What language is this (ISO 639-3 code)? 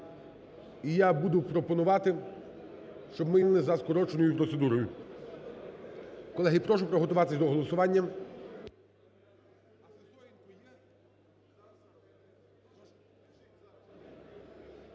ukr